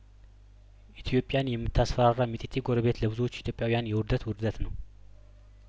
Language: Amharic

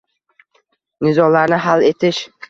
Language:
Uzbek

